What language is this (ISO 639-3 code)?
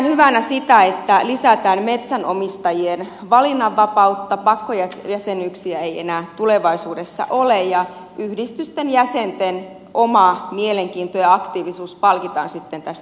fin